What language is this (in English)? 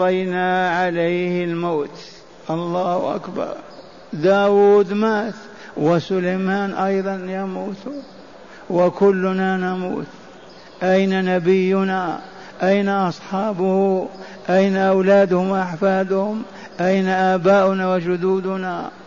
Arabic